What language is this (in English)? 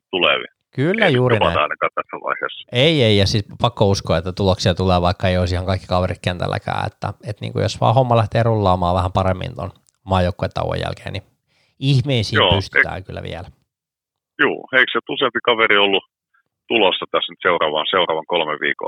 Finnish